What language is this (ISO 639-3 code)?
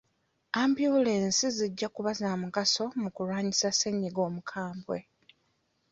lug